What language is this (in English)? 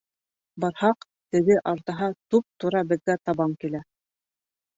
Bashkir